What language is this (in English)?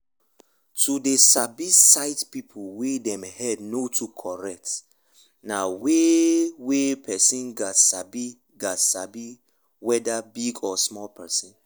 Nigerian Pidgin